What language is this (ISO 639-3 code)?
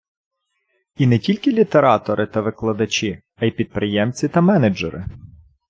ukr